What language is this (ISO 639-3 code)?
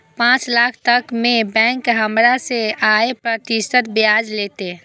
mai